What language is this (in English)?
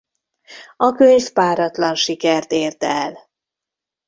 Hungarian